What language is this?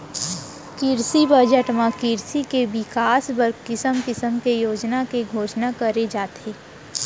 Chhattisgarhi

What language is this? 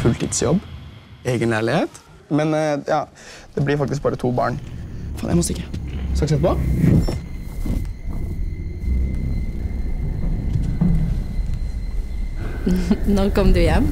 Norwegian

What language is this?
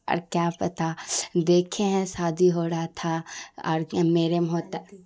Urdu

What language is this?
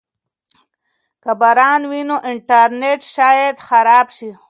Pashto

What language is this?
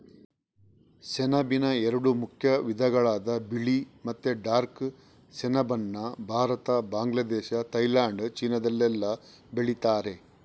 Kannada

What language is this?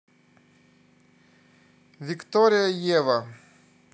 Russian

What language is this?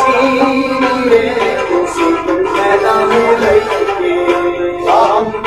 Arabic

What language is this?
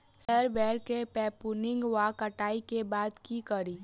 Maithili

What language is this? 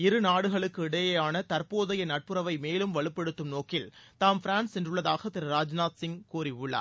Tamil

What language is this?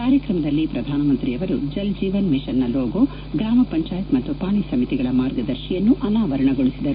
Kannada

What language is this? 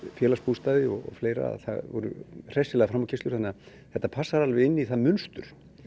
Icelandic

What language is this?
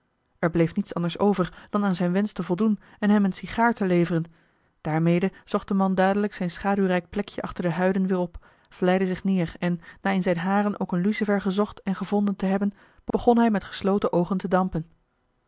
Dutch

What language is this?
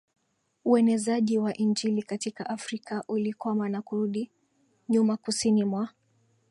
Swahili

